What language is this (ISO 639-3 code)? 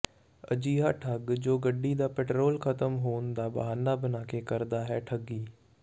pan